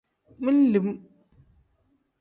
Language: Tem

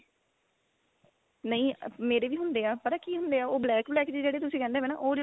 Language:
Punjabi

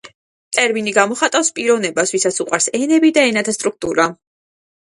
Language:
Georgian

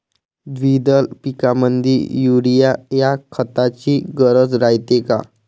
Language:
Marathi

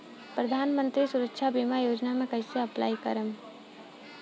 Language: Bhojpuri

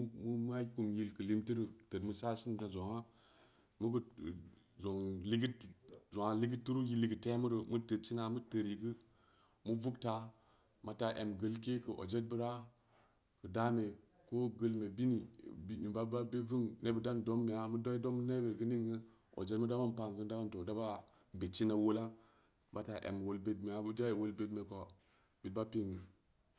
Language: Samba Leko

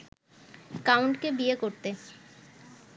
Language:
Bangla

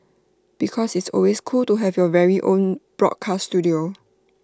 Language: English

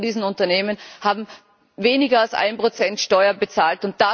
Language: German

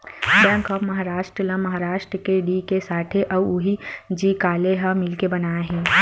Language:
Chhattisgarhi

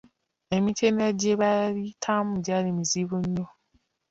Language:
Ganda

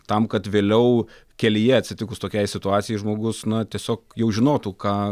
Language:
Lithuanian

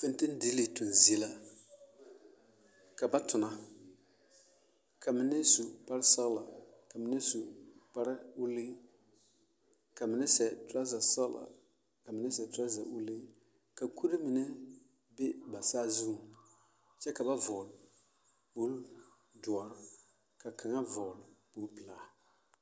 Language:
Southern Dagaare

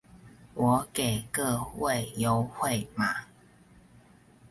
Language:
Chinese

